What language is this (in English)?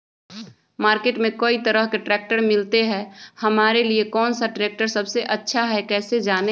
Magahi